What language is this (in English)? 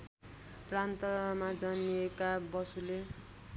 Nepali